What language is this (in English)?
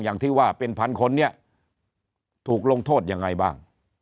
Thai